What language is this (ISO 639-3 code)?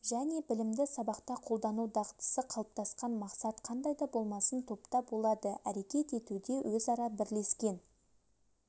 kaz